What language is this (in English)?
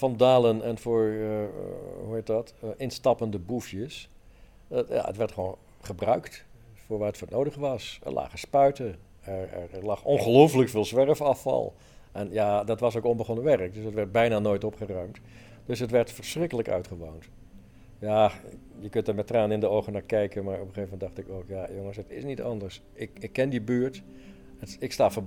Dutch